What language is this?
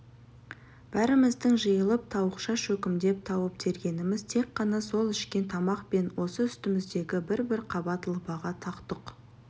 Kazakh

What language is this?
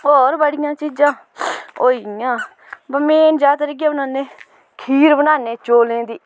Dogri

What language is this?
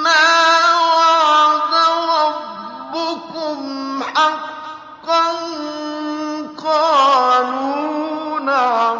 Arabic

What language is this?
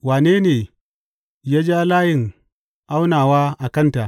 Hausa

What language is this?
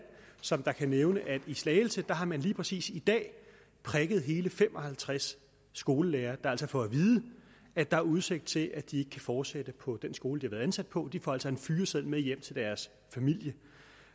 Danish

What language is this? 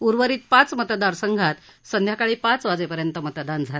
Marathi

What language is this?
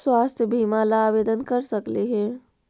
Magahi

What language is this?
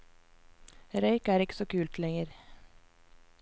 Norwegian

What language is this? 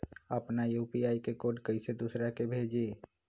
Magahi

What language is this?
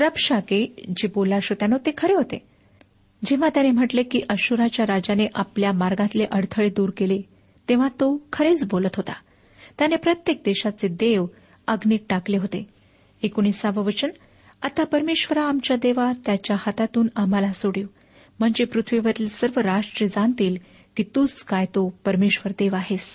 Marathi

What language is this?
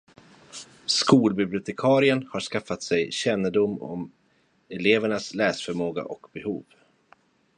Swedish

